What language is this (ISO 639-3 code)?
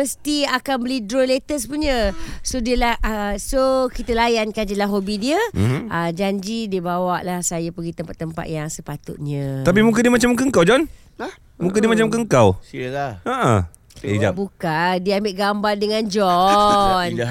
msa